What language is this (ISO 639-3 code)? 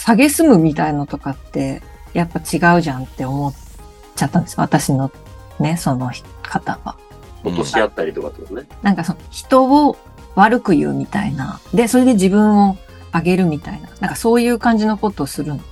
jpn